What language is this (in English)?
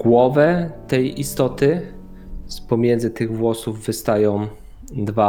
Polish